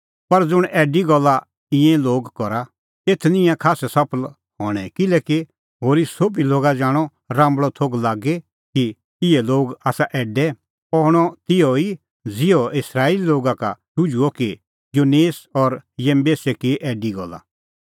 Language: Kullu Pahari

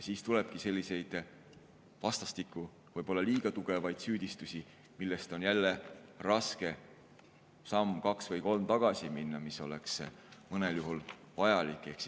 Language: Estonian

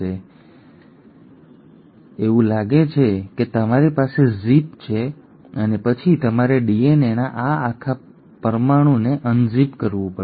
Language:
Gujarati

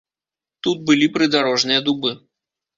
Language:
Belarusian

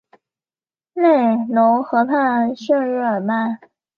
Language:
Chinese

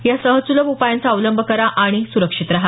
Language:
Marathi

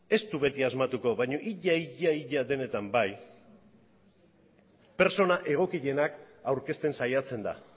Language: Basque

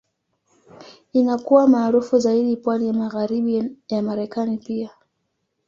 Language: Swahili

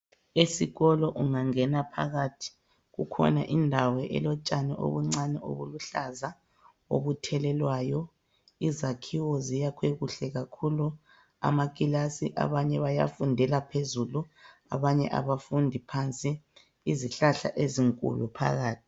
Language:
North Ndebele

